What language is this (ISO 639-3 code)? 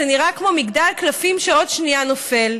heb